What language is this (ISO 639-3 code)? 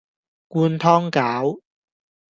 yue